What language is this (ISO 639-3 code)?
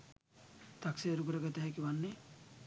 sin